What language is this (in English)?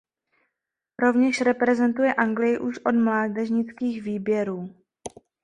Czech